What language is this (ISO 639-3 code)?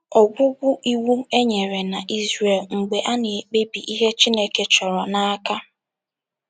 ibo